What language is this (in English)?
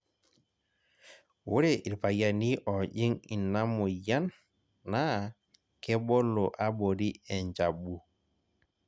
Masai